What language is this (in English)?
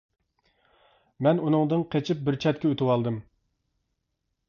Uyghur